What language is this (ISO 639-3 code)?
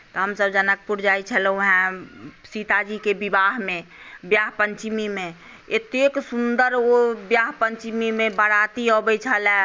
mai